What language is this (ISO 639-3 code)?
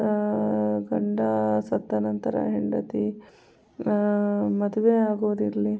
kan